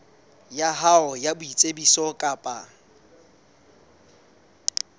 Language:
Southern Sotho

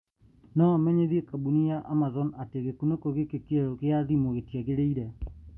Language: Kikuyu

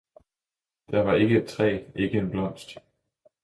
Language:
Danish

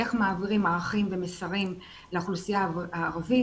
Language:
Hebrew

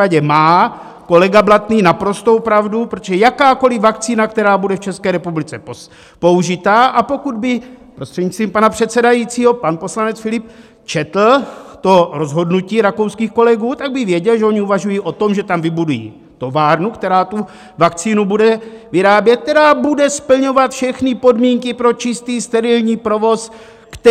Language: Czech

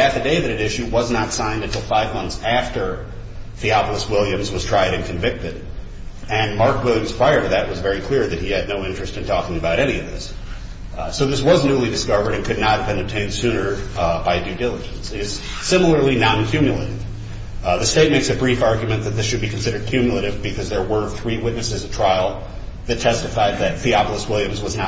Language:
English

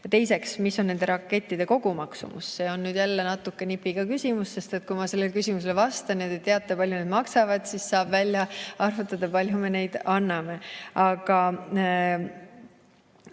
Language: Estonian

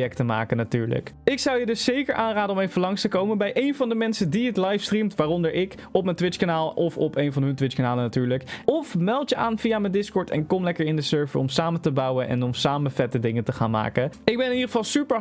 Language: Dutch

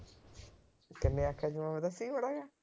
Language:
Punjabi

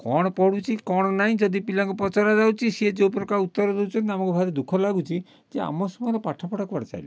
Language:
Odia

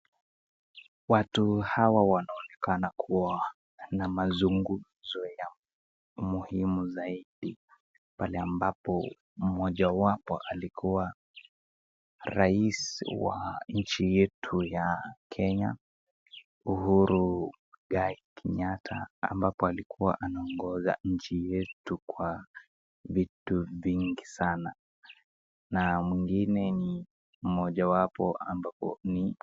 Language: Swahili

